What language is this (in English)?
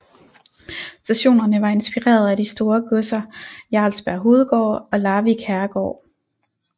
Danish